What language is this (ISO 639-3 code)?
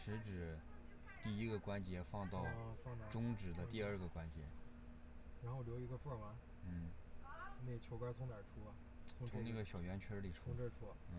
zho